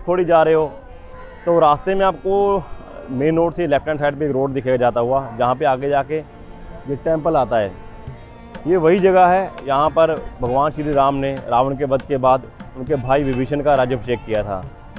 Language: Hindi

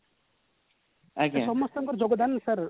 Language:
Odia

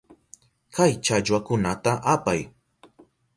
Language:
Southern Pastaza Quechua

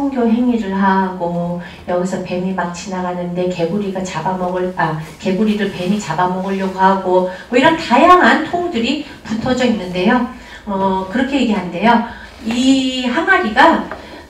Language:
Korean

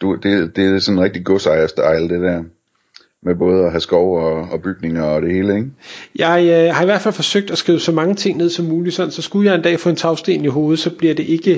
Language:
Danish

